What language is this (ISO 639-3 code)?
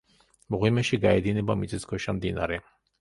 kat